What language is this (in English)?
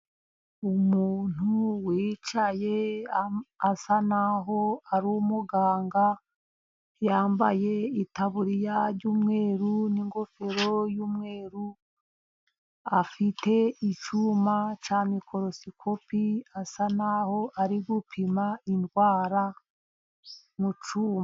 Kinyarwanda